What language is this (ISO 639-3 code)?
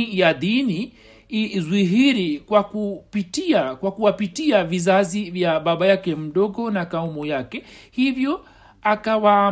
swa